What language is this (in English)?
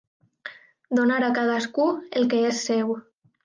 Catalan